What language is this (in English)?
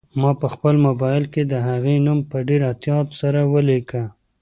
Pashto